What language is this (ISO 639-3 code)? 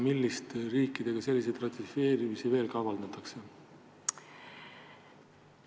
est